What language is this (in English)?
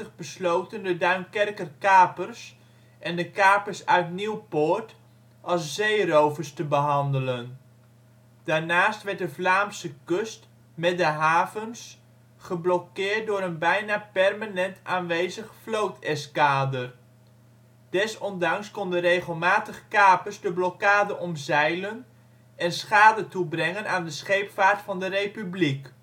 Dutch